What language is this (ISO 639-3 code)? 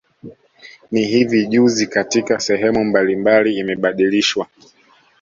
swa